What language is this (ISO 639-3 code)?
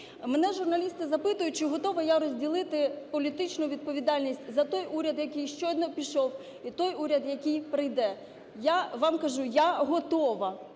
ukr